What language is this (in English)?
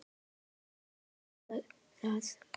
Icelandic